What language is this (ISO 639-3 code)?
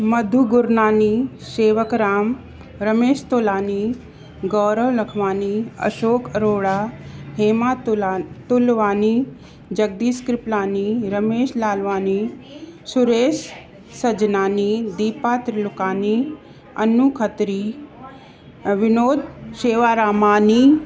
snd